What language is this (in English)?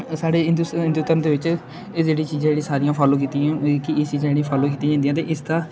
Dogri